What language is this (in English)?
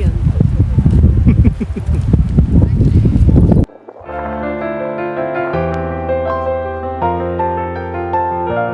Japanese